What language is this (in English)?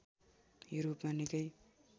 Nepali